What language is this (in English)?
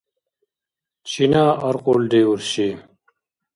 Dargwa